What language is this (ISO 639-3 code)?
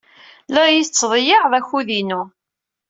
kab